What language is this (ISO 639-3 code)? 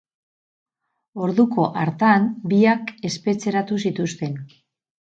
eus